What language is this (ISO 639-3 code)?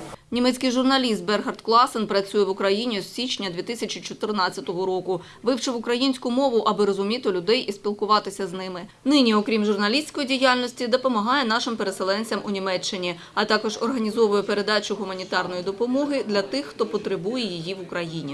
ukr